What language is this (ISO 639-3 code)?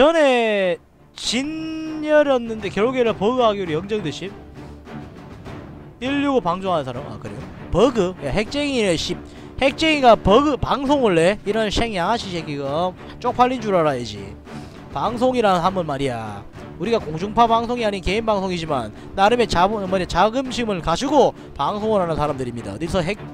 kor